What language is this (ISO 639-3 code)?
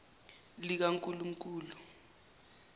zul